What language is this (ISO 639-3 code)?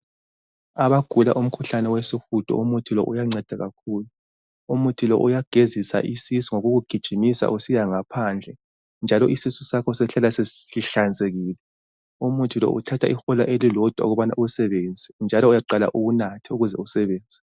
nde